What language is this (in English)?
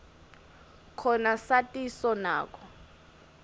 Swati